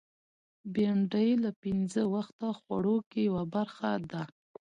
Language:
Pashto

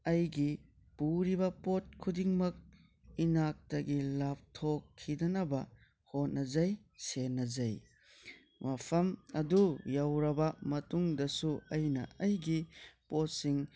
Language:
Manipuri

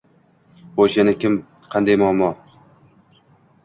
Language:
Uzbek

